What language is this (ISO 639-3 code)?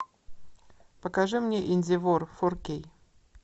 rus